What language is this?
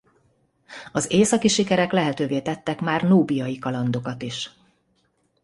Hungarian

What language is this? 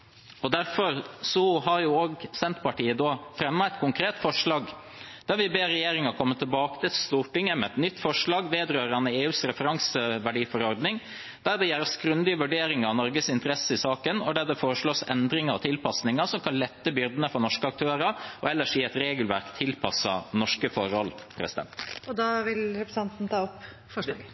Norwegian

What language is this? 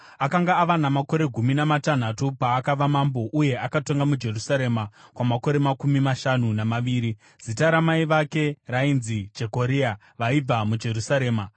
Shona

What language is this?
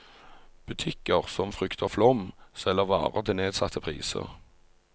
Norwegian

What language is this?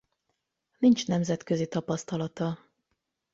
Hungarian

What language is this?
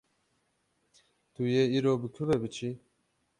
Kurdish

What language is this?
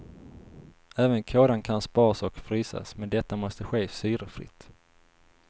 Swedish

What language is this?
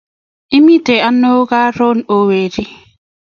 Kalenjin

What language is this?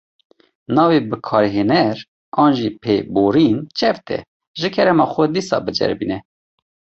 Kurdish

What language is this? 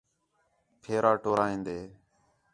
Khetrani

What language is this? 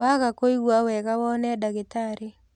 Kikuyu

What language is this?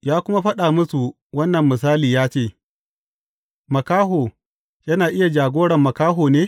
Hausa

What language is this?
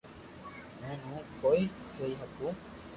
Loarki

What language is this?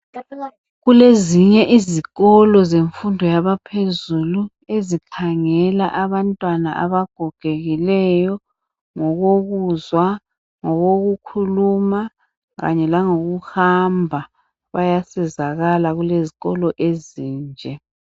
North Ndebele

